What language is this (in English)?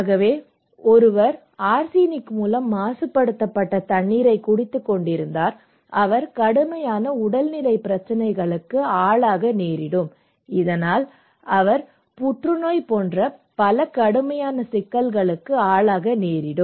Tamil